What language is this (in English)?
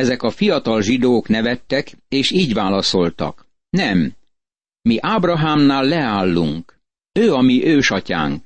Hungarian